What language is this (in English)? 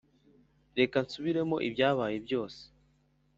Kinyarwanda